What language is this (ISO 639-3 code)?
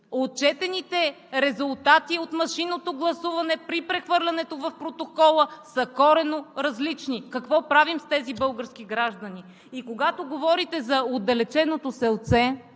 bul